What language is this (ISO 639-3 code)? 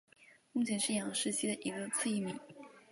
zho